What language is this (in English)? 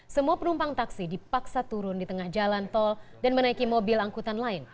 Indonesian